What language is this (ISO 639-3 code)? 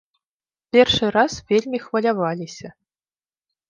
bel